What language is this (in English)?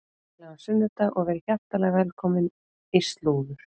Icelandic